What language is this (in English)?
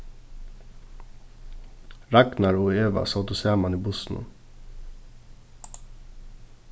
Faroese